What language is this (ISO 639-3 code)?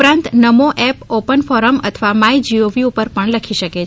guj